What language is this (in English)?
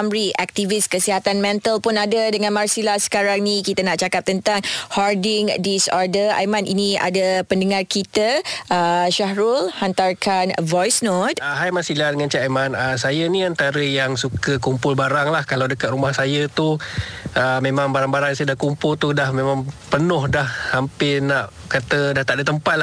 Malay